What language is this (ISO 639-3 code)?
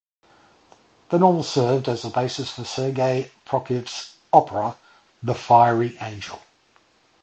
eng